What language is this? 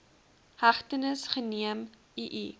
Afrikaans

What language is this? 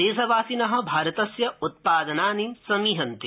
Sanskrit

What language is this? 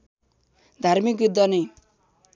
Nepali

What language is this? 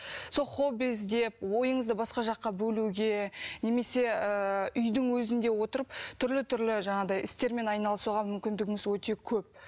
Kazakh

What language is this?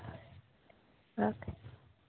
Dogri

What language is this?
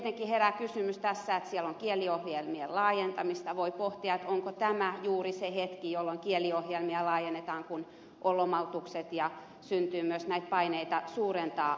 Finnish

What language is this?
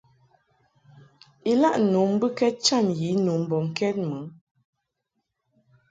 Mungaka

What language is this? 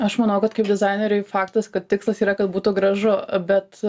Lithuanian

